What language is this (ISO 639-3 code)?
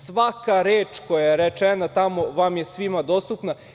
srp